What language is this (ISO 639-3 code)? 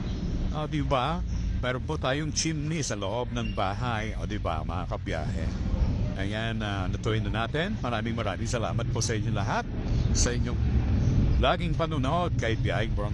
fil